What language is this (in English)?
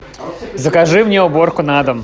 Russian